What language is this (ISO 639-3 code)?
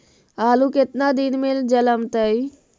mag